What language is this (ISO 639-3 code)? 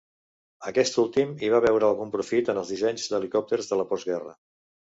cat